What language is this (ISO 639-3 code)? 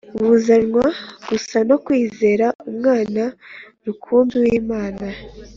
kin